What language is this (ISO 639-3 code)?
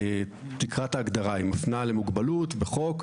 heb